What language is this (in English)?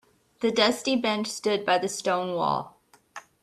English